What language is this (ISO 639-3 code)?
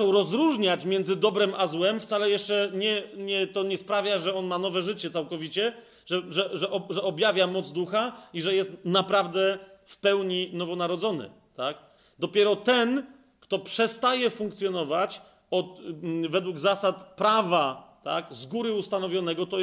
pol